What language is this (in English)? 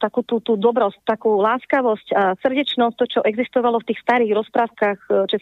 Slovak